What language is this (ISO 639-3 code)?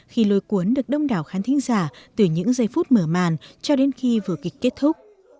vie